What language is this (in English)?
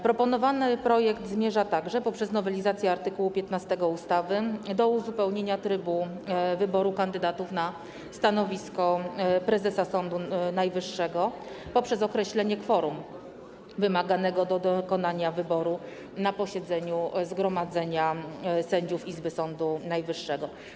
Polish